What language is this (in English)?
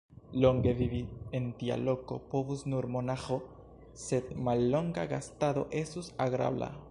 Esperanto